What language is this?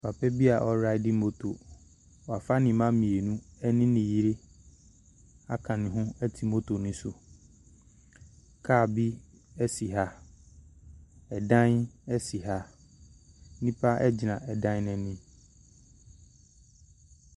Akan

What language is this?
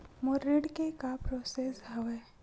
Chhattisgarhi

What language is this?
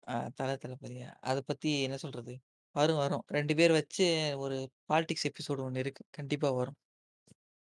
Tamil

